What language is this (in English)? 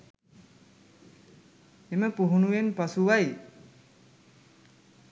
Sinhala